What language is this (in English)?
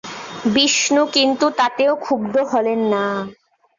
Bangla